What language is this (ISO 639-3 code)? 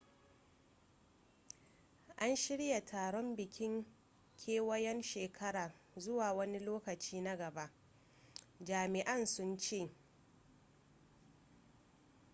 hau